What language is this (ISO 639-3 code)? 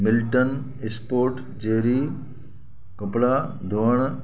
snd